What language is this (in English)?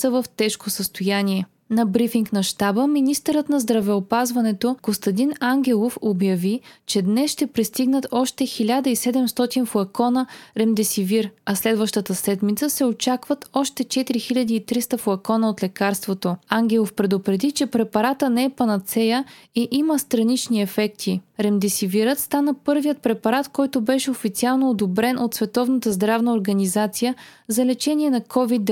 Bulgarian